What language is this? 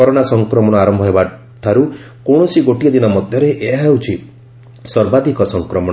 Odia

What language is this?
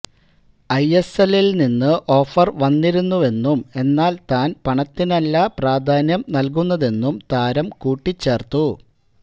Malayalam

